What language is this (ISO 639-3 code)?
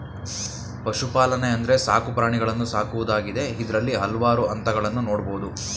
kan